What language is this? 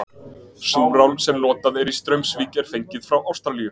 Icelandic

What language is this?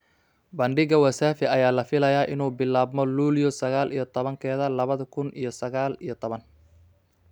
Somali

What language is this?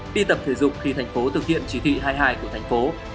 Vietnamese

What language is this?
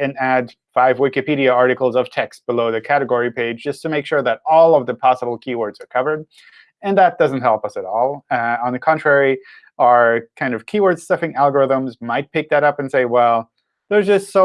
English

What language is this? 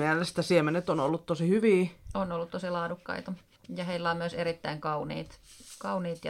Finnish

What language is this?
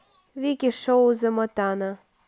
Russian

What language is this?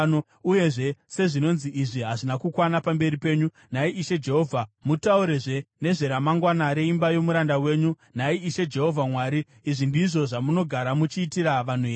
Shona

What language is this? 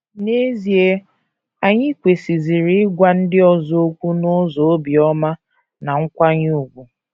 Igbo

